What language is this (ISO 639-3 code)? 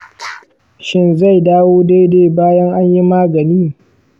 hau